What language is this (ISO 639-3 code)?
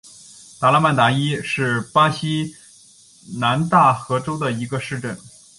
zho